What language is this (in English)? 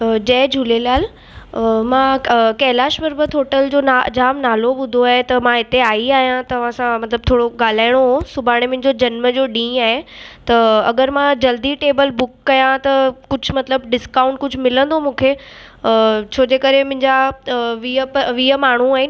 Sindhi